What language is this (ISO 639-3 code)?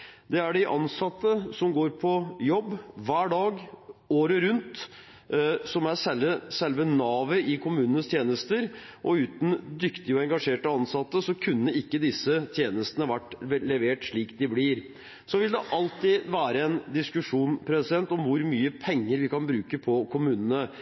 nob